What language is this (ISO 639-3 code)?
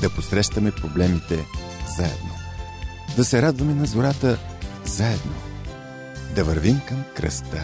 bul